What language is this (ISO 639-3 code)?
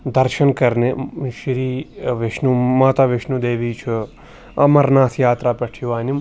kas